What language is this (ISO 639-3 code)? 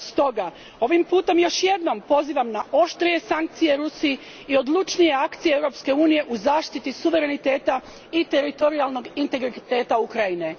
hrv